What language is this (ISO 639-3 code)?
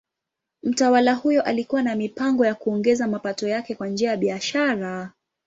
swa